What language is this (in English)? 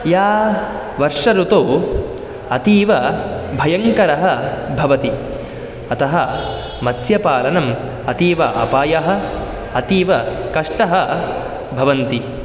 Sanskrit